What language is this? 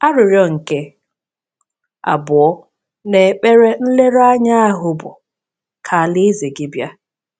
Igbo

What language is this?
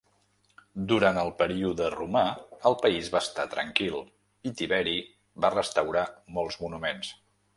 Catalan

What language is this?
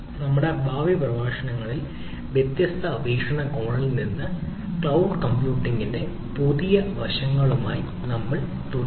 Malayalam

